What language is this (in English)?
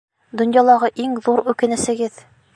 Bashkir